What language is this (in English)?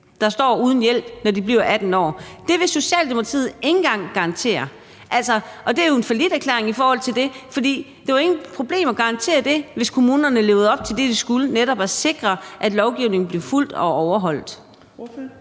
Danish